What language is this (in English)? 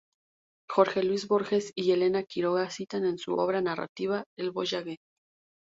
Spanish